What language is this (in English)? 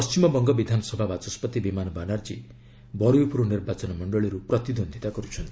Odia